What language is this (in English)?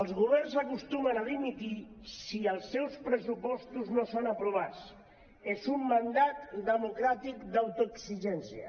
Catalan